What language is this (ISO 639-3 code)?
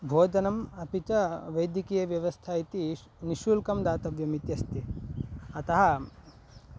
san